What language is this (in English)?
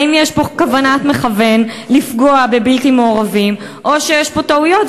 Hebrew